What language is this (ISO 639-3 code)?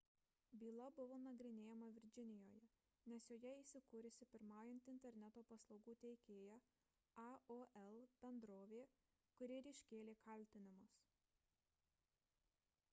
lit